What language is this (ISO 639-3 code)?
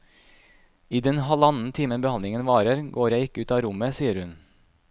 nor